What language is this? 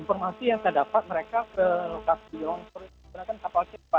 Indonesian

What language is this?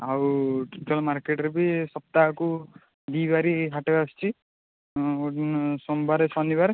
Odia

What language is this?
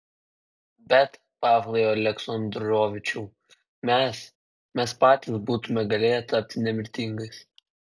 Lithuanian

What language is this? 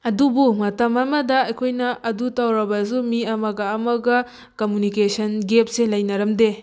Manipuri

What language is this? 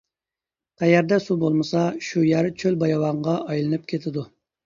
Uyghur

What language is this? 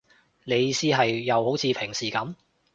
Cantonese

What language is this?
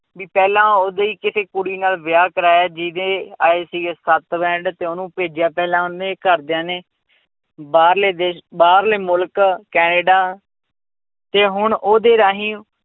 Punjabi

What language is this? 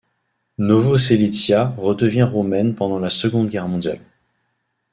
French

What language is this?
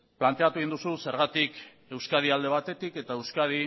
Basque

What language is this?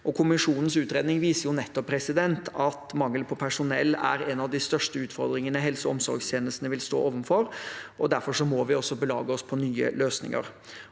Norwegian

